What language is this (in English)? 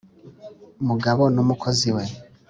Kinyarwanda